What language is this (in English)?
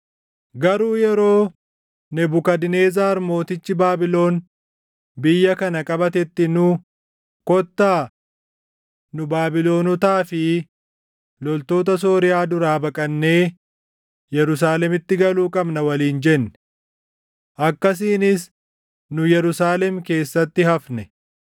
Oromo